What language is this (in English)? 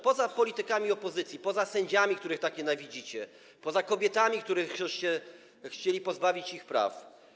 Polish